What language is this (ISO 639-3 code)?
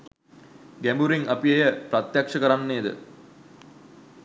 sin